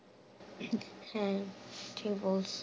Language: Bangla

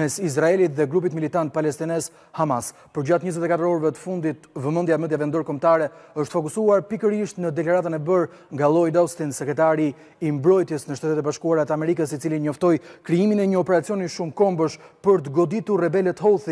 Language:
Romanian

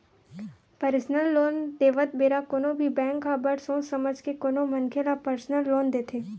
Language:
Chhattisgarhi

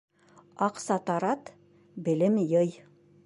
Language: Bashkir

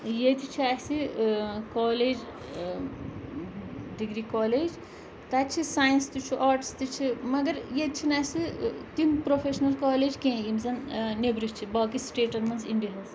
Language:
Kashmiri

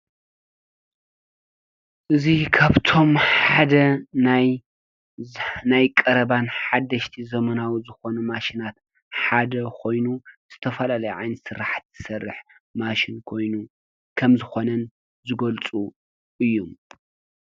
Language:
Tigrinya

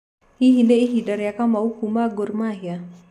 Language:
Kikuyu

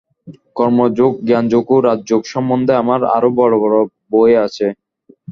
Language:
Bangla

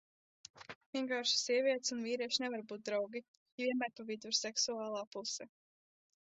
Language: Latvian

